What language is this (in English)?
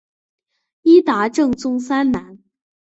Chinese